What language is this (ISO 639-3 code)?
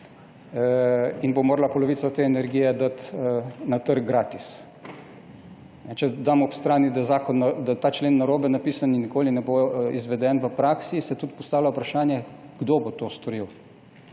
slv